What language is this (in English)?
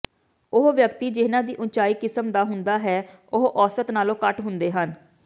Punjabi